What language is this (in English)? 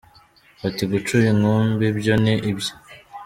Kinyarwanda